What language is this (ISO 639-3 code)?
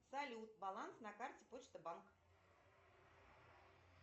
rus